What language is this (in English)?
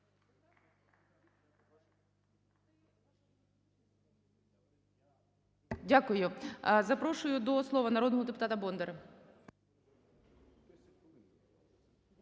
Ukrainian